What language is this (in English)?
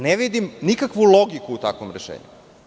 Serbian